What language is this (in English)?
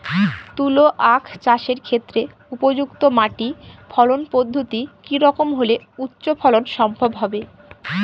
Bangla